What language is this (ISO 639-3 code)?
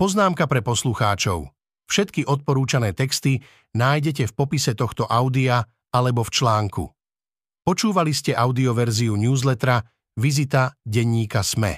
slk